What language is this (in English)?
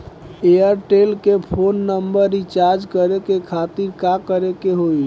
Bhojpuri